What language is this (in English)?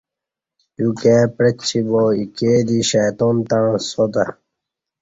Kati